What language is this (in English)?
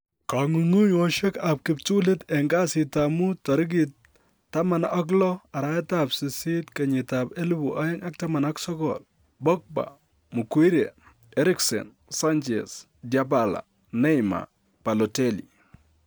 Kalenjin